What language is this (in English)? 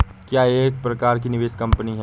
Hindi